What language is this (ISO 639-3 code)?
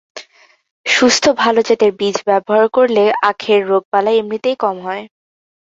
ben